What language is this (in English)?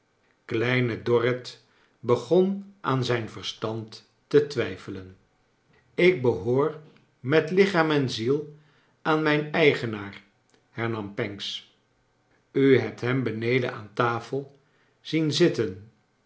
Dutch